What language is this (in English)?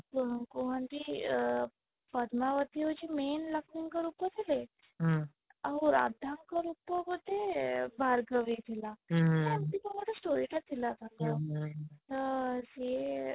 Odia